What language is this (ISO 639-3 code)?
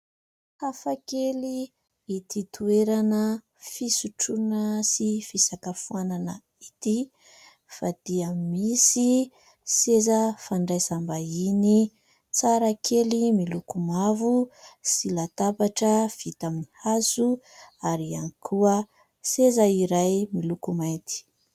mlg